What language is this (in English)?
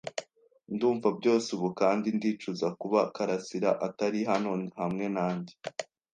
Kinyarwanda